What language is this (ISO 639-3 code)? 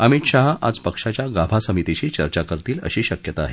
mar